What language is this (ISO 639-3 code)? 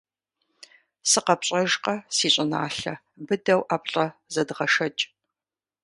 kbd